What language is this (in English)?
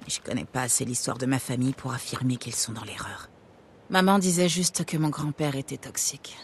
French